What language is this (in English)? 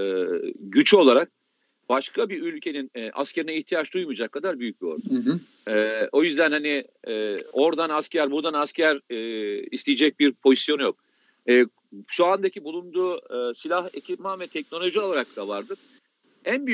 Turkish